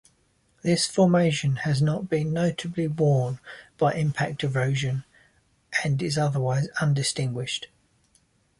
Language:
English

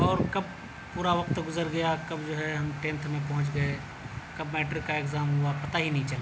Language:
Urdu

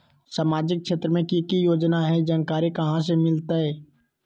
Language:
Magahi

